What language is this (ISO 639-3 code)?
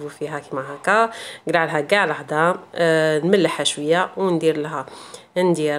ara